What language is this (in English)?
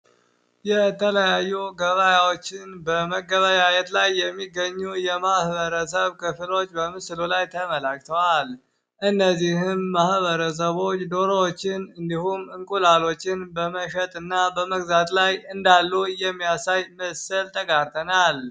Amharic